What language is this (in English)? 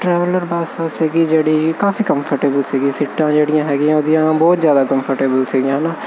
Punjabi